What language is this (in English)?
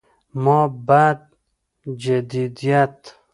Pashto